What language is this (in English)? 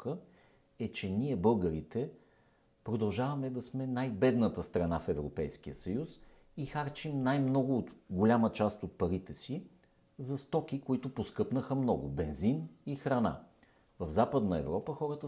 Bulgarian